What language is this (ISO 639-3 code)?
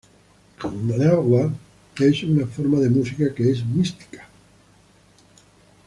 spa